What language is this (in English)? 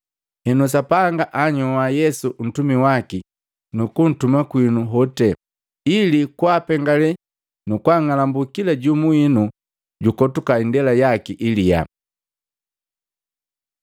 Matengo